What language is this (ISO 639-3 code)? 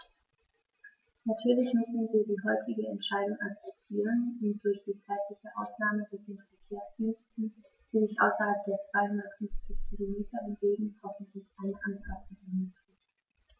deu